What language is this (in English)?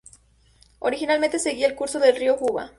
Spanish